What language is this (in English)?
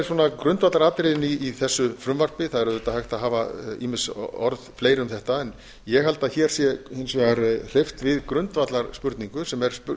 Icelandic